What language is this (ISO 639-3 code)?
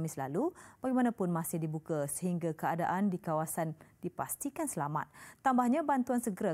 msa